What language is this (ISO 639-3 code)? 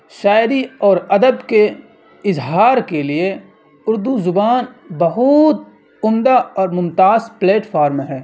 urd